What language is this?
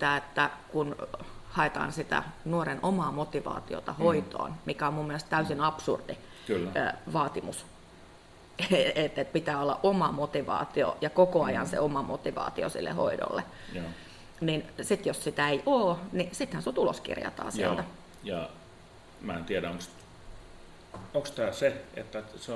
Finnish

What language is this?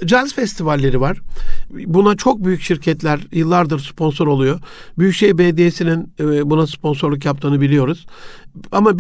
Turkish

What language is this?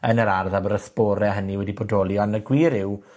Welsh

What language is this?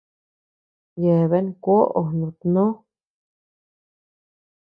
Tepeuxila Cuicatec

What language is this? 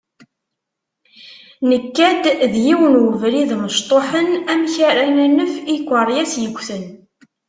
Kabyle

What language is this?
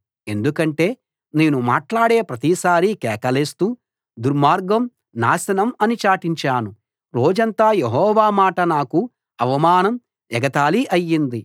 Telugu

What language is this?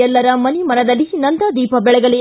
Kannada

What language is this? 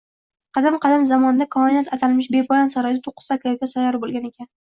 Uzbek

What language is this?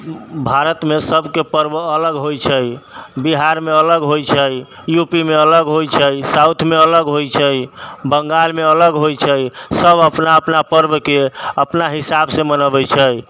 Maithili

